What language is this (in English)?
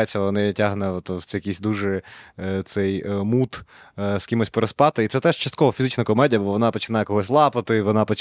Ukrainian